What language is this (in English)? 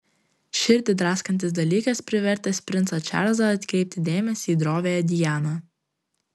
Lithuanian